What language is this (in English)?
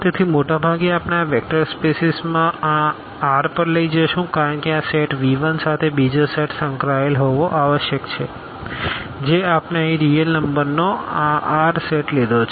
Gujarati